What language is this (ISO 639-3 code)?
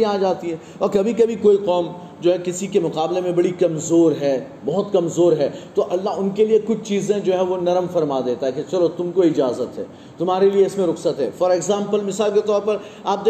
urd